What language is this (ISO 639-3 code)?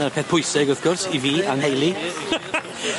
cym